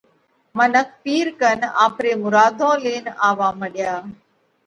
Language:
Parkari Koli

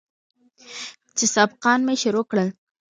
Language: Pashto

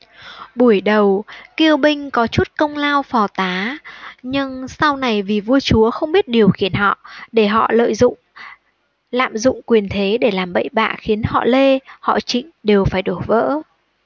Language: Vietnamese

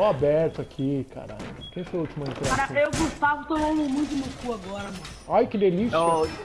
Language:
Portuguese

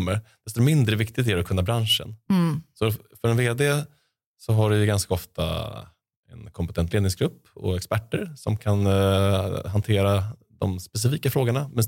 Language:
Swedish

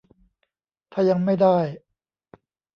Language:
Thai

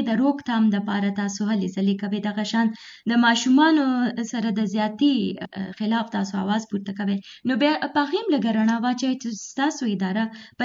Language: Urdu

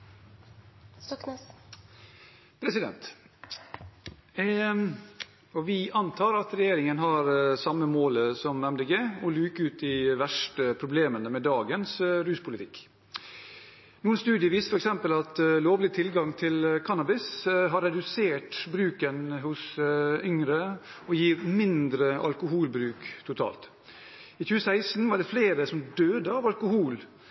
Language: Norwegian Bokmål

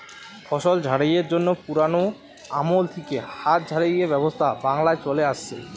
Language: Bangla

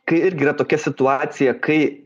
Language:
Lithuanian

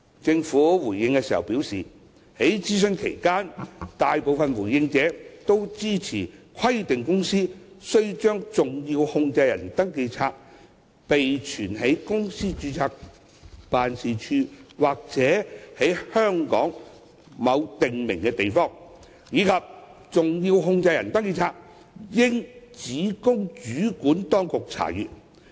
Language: Cantonese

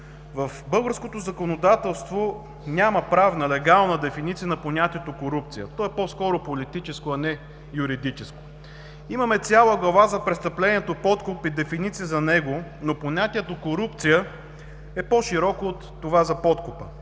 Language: Bulgarian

